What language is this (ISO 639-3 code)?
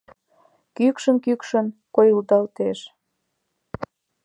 chm